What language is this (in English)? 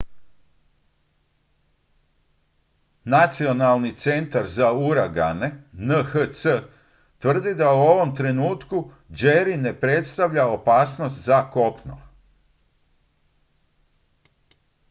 Croatian